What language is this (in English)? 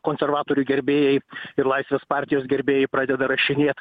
Lithuanian